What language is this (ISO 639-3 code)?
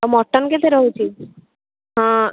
ori